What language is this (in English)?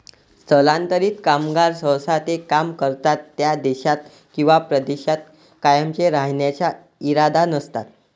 Marathi